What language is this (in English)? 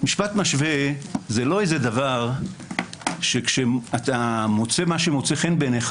Hebrew